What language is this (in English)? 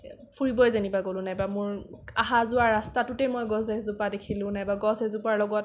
Assamese